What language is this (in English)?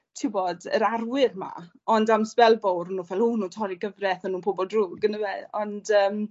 Welsh